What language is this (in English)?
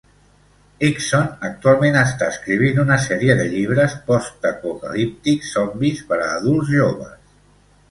Catalan